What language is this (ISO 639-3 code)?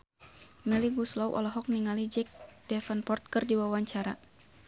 sun